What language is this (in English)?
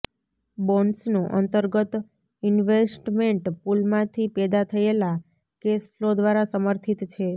Gujarati